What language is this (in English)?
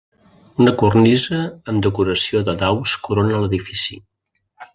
Catalan